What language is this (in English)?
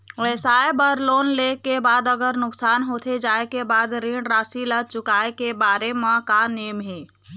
Chhattisgarhi